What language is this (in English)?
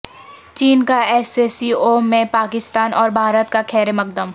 Urdu